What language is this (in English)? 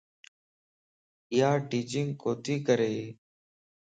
Lasi